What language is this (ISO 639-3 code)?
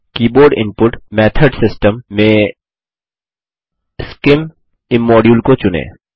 hin